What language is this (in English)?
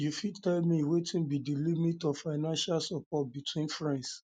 Nigerian Pidgin